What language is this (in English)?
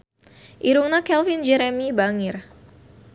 Sundanese